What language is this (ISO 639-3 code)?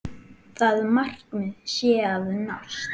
isl